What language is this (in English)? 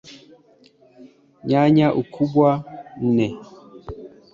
Swahili